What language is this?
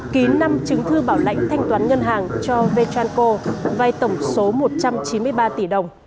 Vietnamese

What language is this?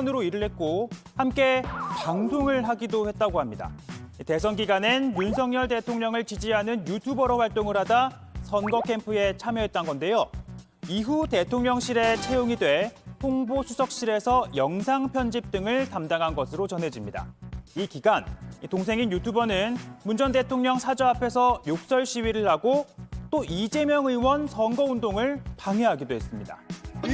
Korean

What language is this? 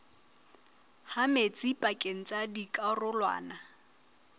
Southern Sotho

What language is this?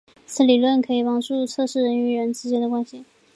Chinese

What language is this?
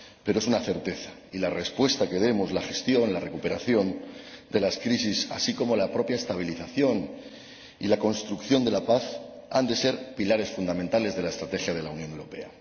Spanish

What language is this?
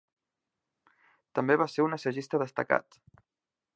Catalan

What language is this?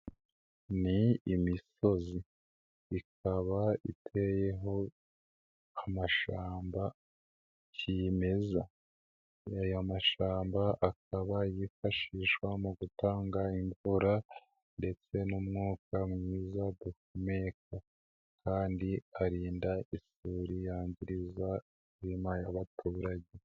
Kinyarwanda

